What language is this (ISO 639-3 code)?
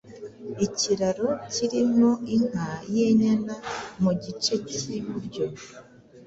kin